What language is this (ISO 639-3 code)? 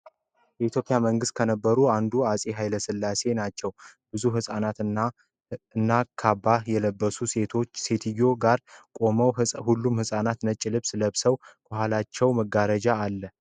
amh